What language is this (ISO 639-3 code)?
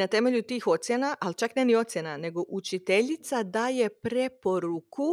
hrv